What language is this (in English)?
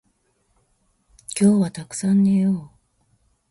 Japanese